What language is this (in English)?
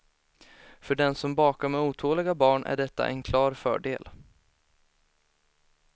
Swedish